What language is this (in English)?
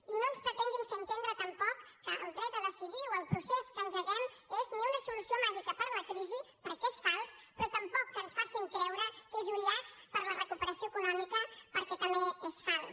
Catalan